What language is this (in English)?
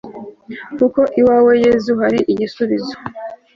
Kinyarwanda